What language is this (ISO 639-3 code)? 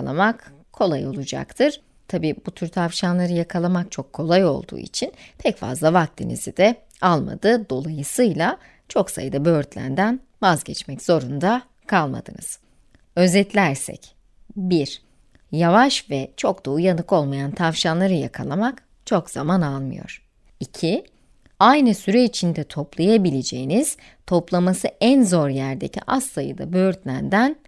tur